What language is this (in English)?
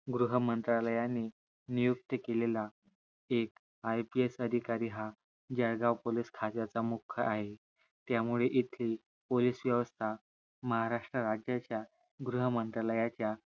Marathi